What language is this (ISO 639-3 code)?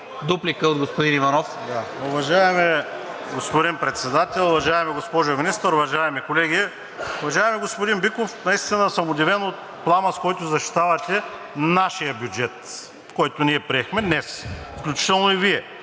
bul